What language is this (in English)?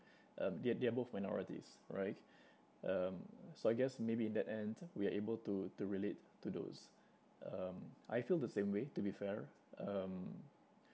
English